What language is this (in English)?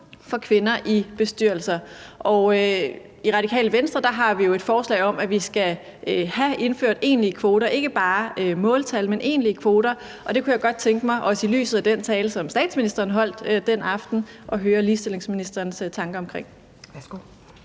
Danish